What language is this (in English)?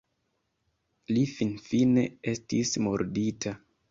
Esperanto